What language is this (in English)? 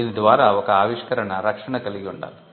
Telugu